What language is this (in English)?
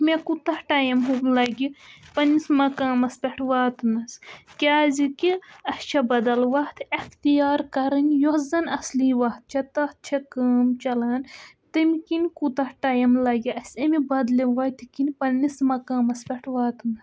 Kashmiri